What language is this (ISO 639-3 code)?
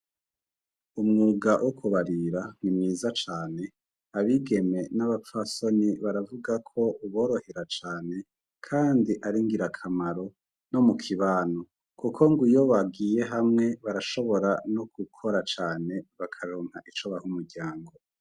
run